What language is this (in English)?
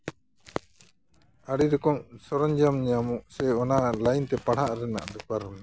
Santali